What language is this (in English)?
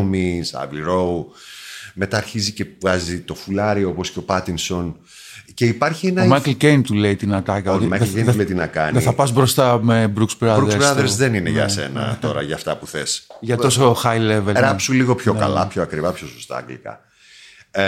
Greek